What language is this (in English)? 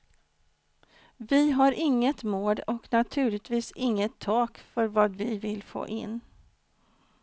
Swedish